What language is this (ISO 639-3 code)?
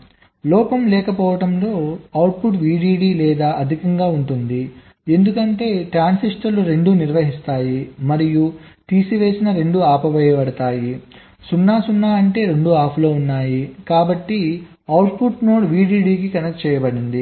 tel